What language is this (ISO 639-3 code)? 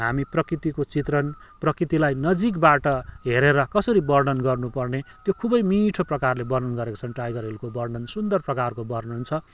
nep